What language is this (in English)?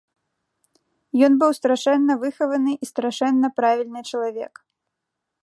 Belarusian